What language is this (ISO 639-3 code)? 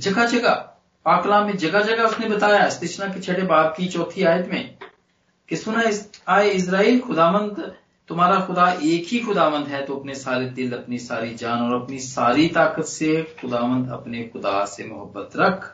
hin